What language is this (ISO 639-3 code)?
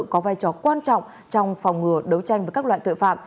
vie